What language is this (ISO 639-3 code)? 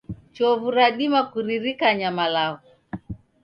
dav